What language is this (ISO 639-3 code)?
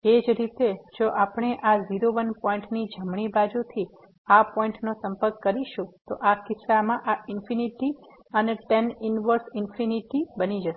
guj